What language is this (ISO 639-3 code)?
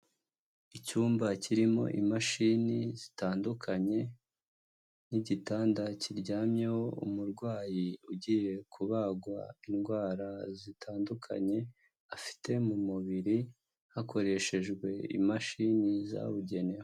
kin